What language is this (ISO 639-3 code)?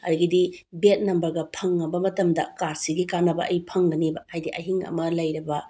mni